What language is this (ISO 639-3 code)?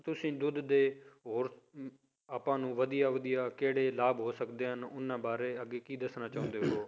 pan